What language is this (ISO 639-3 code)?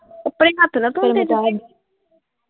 pan